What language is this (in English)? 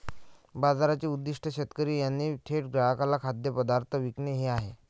Marathi